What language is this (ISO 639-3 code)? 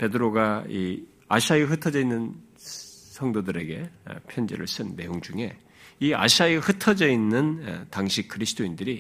kor